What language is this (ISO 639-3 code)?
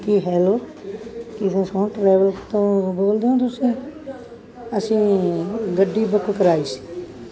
pan